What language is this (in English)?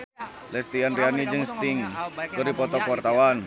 Sundanese